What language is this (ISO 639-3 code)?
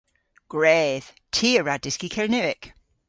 cor